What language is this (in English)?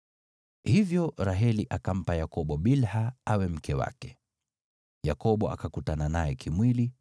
Swahili